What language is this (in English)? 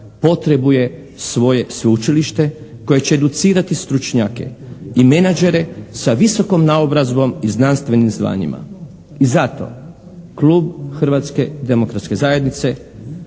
Croatian